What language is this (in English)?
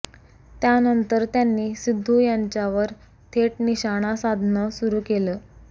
Marathi